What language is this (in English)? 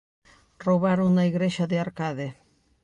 Galician